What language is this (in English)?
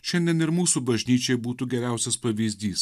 Lithuanian